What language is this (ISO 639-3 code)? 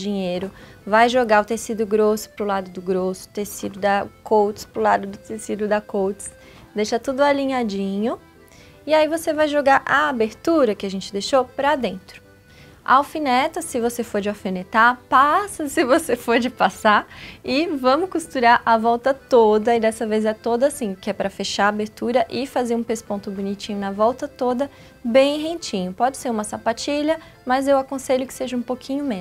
por